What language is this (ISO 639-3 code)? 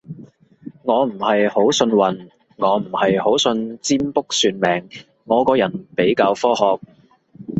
yue